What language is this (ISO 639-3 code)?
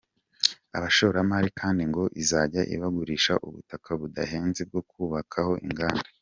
kin